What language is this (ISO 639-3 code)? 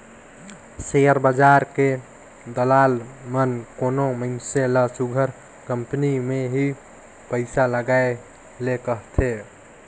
hne